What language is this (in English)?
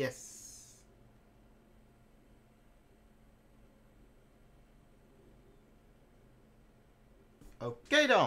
Dutch